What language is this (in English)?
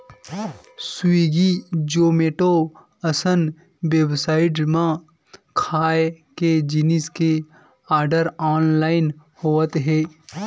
Chhattisgarhi